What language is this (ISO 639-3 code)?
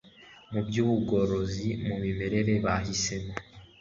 kin